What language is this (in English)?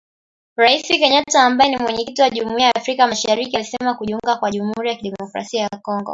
Swahili